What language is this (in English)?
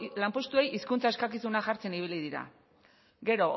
Basque